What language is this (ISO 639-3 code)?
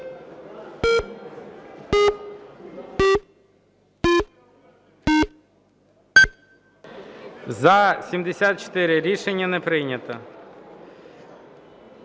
ukr